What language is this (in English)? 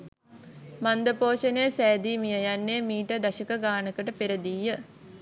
Sinhala